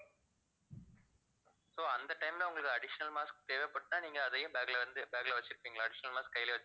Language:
Tamil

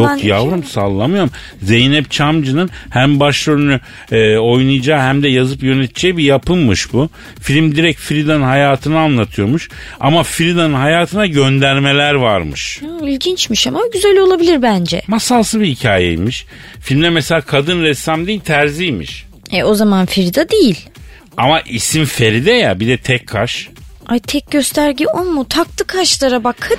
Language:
Turkish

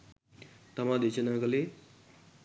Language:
Sinhala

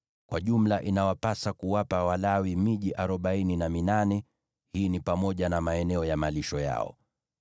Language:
Swahili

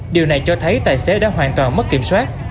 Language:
Vietnamese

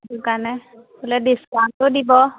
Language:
Assamese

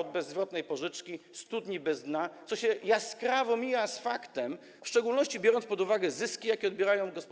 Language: Polish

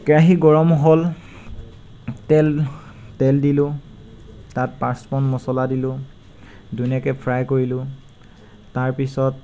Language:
Assamese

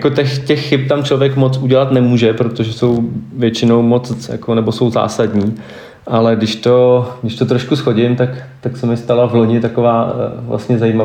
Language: Czech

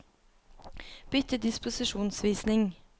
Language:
Norwegian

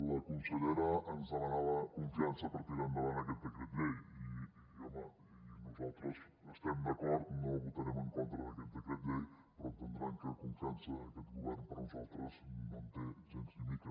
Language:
Catalan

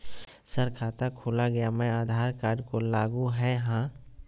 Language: Magahi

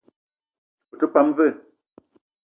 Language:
Eton (Cameroon)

